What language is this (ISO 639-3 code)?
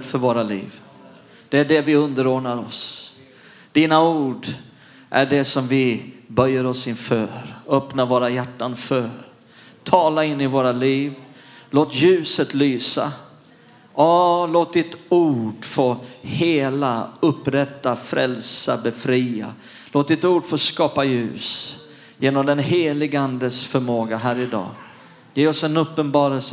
swe